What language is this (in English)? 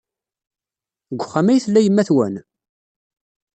Kabyle